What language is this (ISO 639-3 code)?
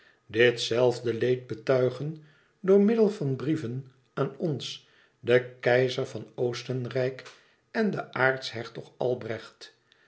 nld